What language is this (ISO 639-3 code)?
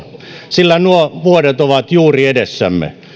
fin